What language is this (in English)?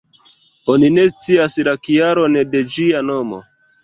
Esperanto